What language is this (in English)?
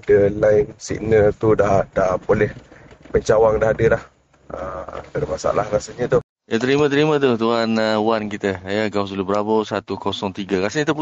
Malay